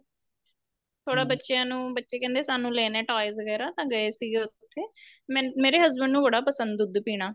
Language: Punjabi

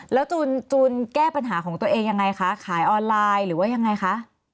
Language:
Thai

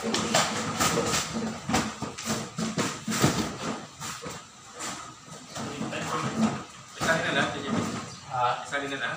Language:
Filipino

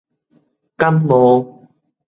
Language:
Min Nan Chinese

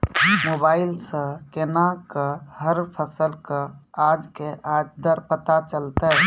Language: Maithili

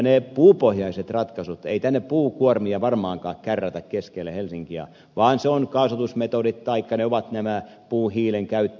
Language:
Finnish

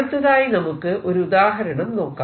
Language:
Malayalam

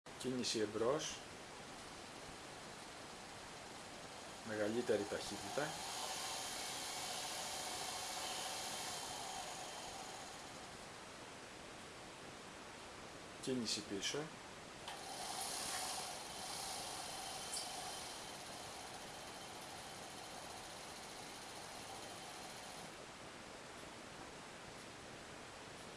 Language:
Greek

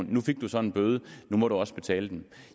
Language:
Danish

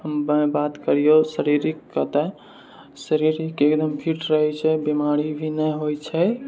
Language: Maithili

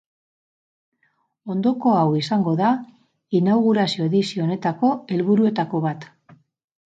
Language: Basque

